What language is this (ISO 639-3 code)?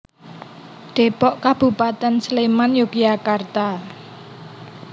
jav